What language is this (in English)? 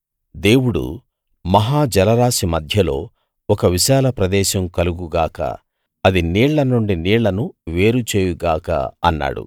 Telugu